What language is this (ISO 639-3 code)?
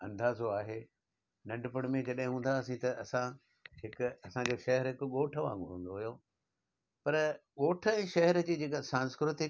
snd